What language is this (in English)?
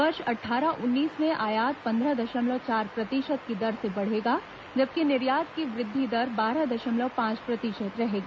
Hindi